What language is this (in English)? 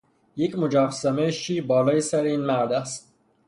Persian